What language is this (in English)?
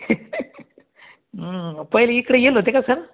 Marathi